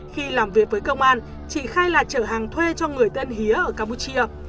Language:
Vietnamese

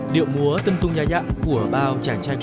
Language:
Vietnamese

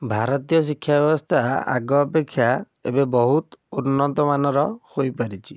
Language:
Odia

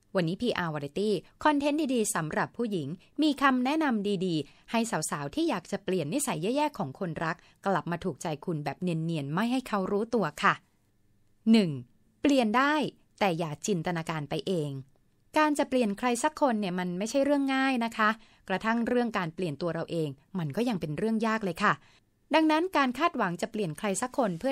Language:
Thai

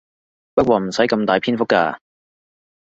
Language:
Cantonese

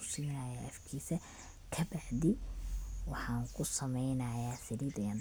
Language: Somali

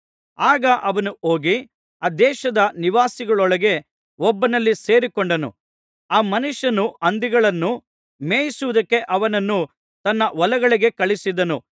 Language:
Kannada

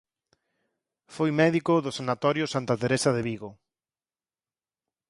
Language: Galician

